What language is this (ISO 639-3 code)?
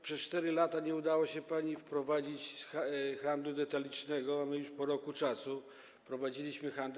pol